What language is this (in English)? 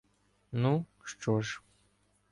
Ukrainian